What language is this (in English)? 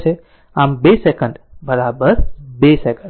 Gujarati